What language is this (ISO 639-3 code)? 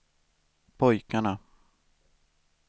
swe